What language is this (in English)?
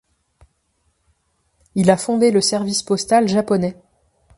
French